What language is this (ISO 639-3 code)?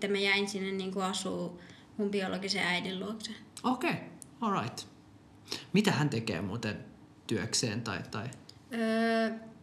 fin